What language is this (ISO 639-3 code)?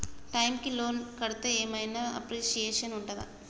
tel